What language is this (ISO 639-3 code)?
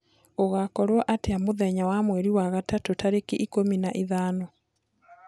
kik